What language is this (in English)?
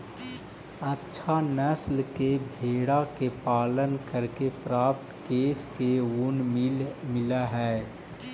Magahi